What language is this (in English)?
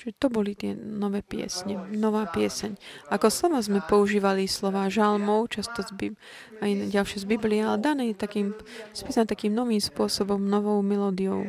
Slovak